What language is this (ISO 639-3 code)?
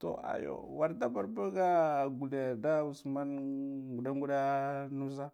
gdf